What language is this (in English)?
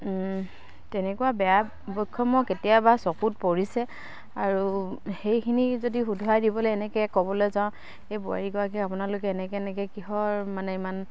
Assamese